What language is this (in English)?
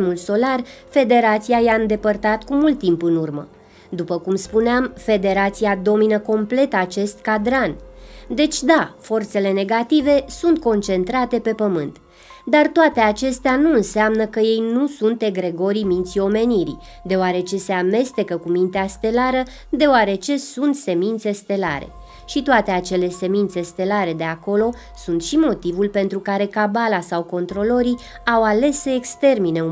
Romanian